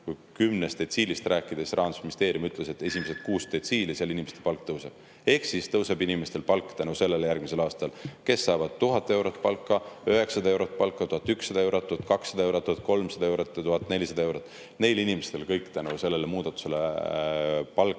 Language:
Estonian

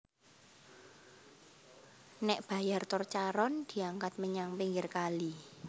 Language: Javanese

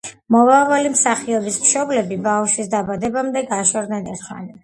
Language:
Georgian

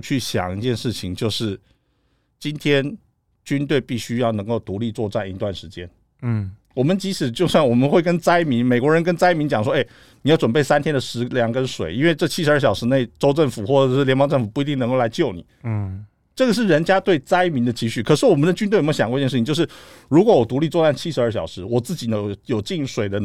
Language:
Chinese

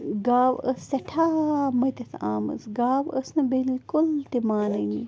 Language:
Kashmiri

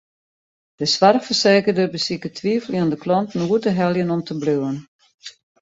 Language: Western Frisian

